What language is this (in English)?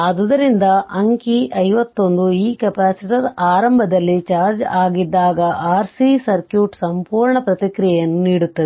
Kannada